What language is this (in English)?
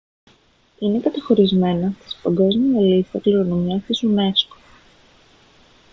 Greek